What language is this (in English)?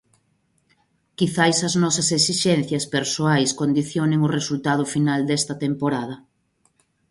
Galician